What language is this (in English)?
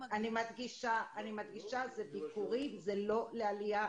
Hebrew